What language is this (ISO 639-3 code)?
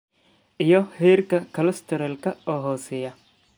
som